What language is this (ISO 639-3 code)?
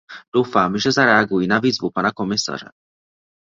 ces